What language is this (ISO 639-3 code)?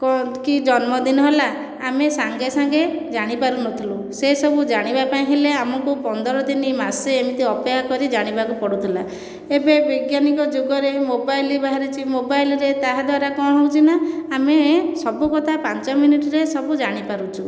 ori